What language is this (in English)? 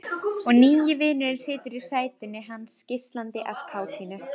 Icelandic